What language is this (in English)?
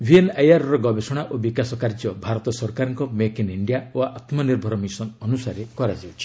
Odia